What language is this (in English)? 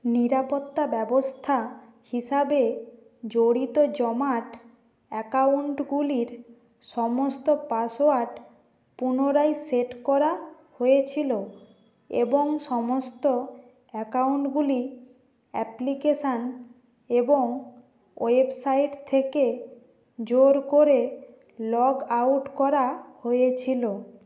Bangla